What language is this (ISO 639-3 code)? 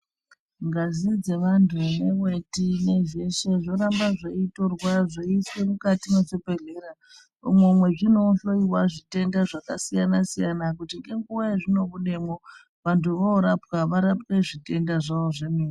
ndc